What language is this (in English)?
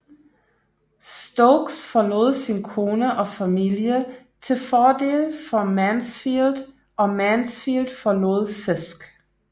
Danish